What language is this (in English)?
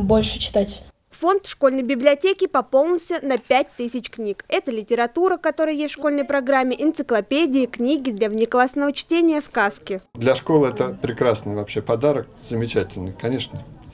Russian